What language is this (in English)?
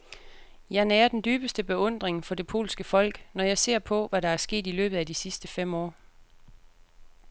Danish